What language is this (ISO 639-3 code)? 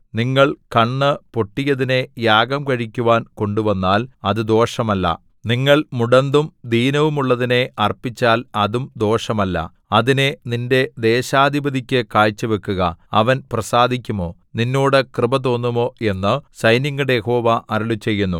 mal